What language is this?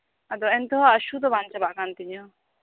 Santali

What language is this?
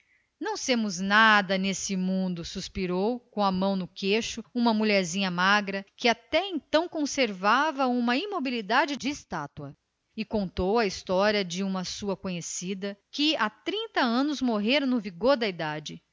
Portuguese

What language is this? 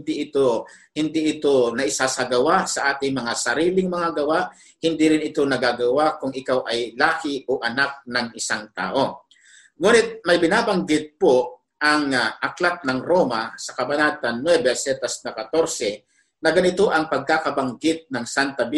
Filipino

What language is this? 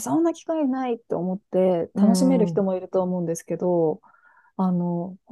Japanese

